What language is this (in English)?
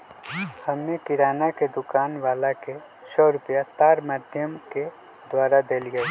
Magahi